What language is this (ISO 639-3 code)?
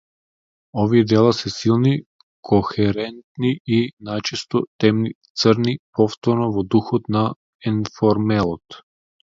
mkd